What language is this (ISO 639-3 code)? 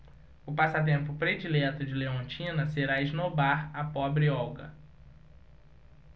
por